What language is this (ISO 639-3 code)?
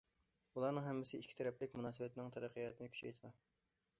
uig